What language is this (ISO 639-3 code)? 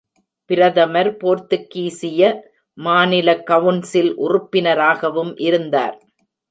tam